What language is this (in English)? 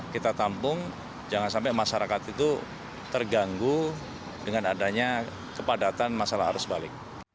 Indonesian